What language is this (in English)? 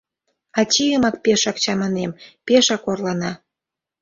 Mari